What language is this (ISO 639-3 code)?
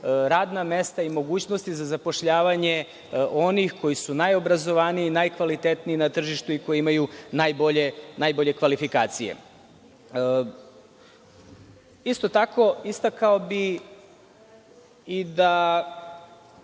srp